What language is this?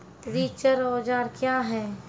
Maithili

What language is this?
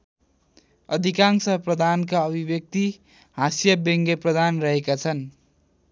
Nepali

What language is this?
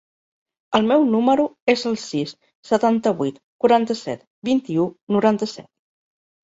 Catalan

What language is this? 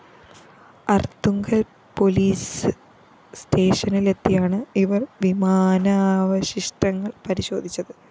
Malayalam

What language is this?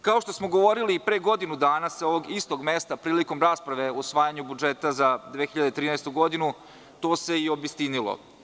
Serbian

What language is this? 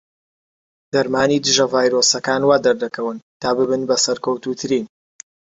Central Kurdish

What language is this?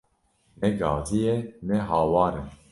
Kurdish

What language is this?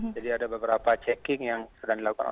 Indonesian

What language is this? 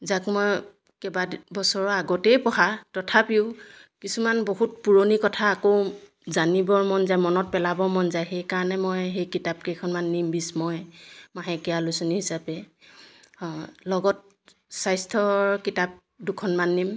Assamese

